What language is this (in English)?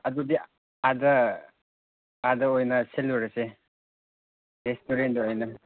Manipuri